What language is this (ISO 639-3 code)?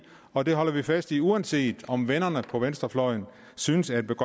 dan